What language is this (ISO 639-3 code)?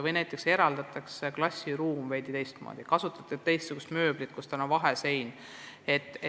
est